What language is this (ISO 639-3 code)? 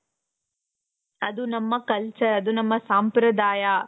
kan